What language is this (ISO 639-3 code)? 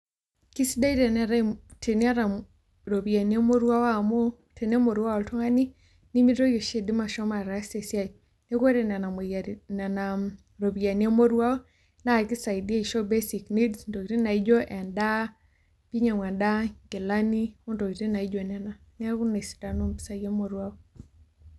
mas